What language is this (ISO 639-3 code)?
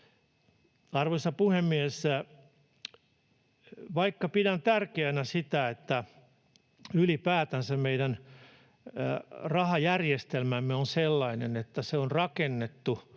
fin